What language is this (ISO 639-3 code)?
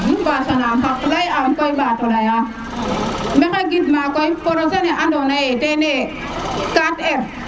srr